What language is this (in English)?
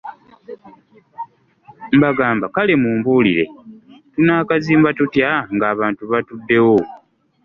Ganda